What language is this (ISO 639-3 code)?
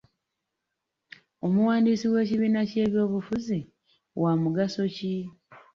lug